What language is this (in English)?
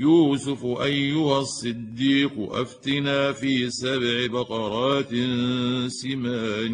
Arabic